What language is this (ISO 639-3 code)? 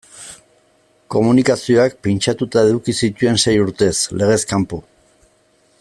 eus